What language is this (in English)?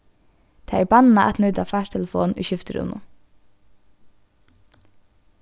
Faroese